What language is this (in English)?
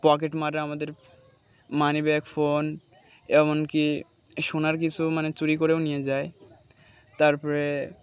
Bangla